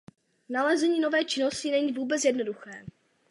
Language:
Czech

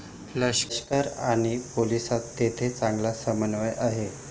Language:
Marathi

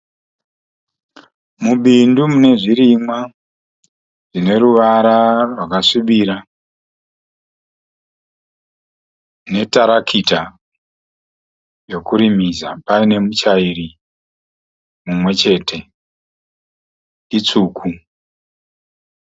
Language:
Shona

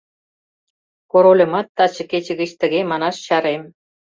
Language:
Mari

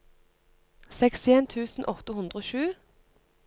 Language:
Norwegian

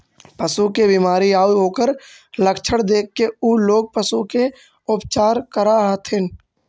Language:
Magahi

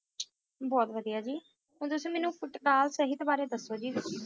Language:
Punjabi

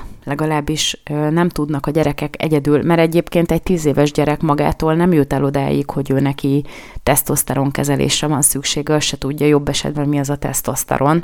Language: Hungarian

